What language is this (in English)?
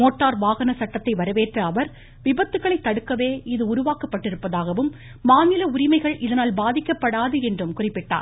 Tamil